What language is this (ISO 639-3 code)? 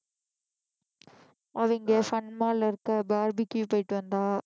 tam